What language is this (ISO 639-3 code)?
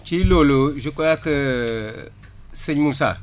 wol